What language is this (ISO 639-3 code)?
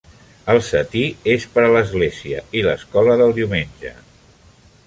cat